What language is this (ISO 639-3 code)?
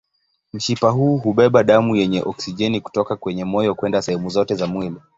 swa